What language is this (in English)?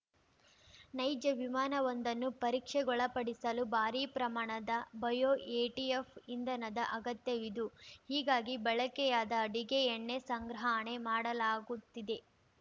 Kannada